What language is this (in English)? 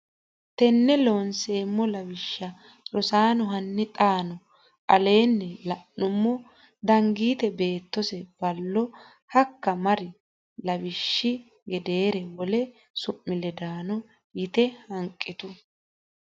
Sidamo